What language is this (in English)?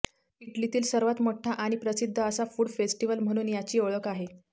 Marathi